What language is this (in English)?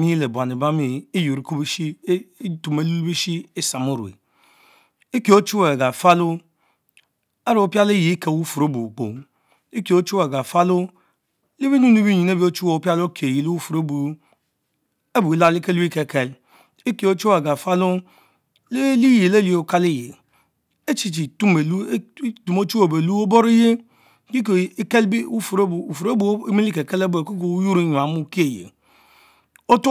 Mbe